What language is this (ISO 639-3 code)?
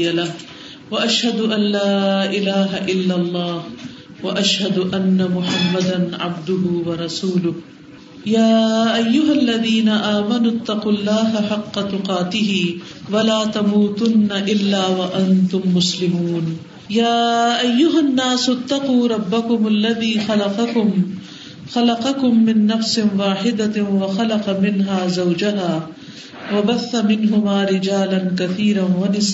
urd